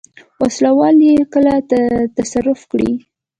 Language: Pashto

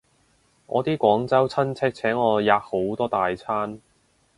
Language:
Cantonese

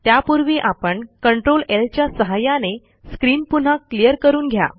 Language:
Marathi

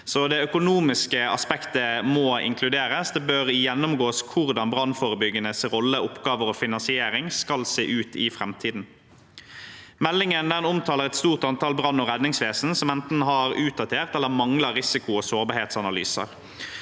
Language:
Norwegian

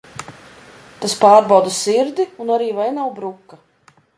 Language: Latvian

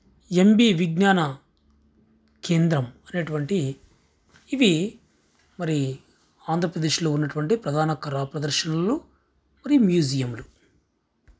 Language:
Telugu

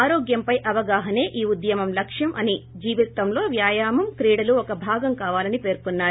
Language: Telugu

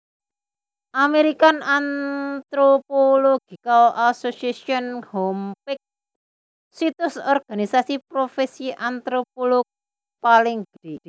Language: Javanese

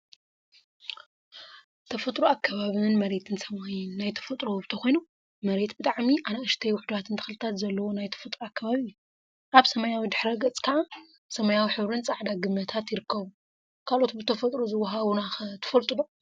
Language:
Tigrinya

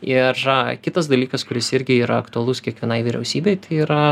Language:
Lithuanian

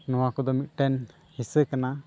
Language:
Santali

